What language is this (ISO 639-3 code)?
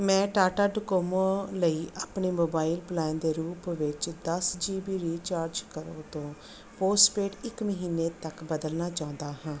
pan